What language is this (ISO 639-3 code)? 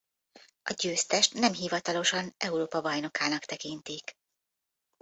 hun